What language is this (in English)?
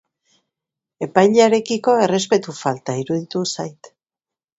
Basque